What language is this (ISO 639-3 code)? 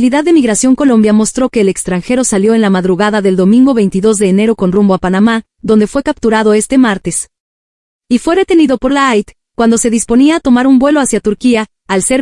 spa